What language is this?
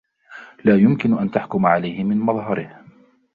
Arabic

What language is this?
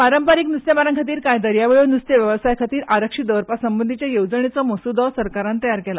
Konkani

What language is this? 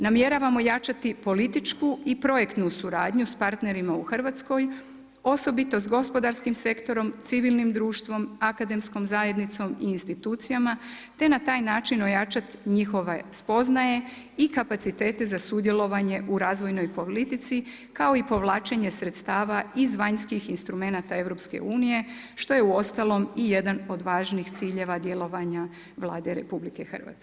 Croatian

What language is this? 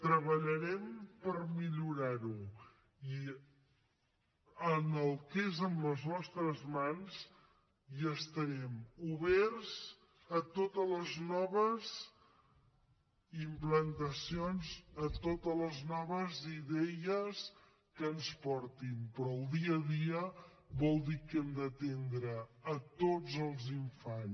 Catalan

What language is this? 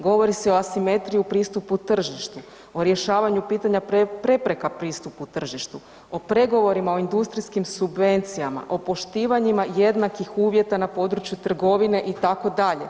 Croatian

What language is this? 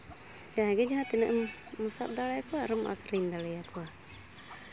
Santali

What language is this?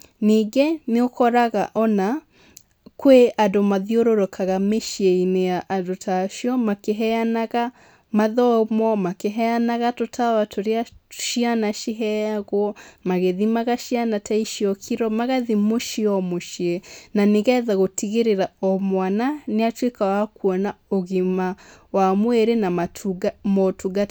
Kikuyu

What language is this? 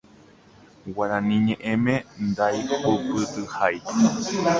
Guarani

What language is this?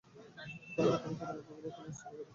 Bangla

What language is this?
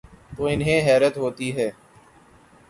Urdu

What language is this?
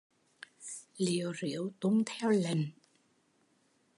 Vietnamese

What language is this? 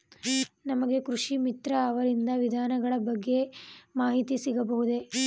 Kannada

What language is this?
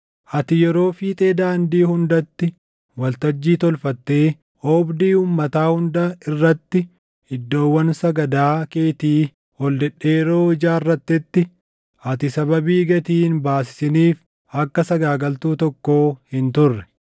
Oromo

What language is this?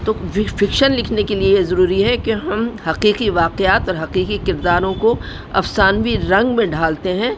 Urdu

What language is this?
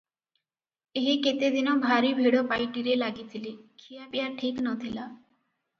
Odia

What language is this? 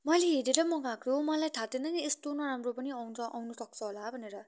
Nepali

